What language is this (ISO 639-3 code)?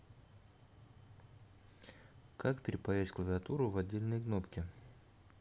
rus